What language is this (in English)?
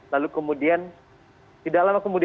Indonesian